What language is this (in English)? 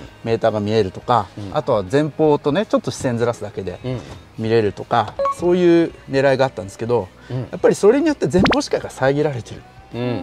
Japanese